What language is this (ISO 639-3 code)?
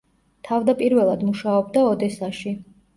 kat